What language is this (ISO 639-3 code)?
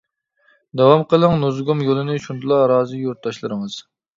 uig